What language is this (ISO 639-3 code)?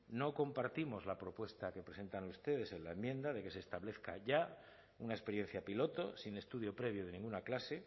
spa